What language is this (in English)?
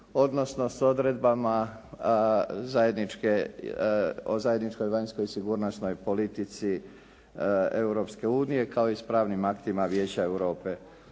Croatian